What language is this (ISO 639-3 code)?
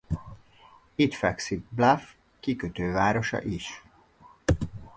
hun